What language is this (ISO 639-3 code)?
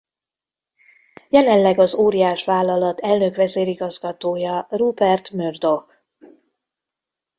hun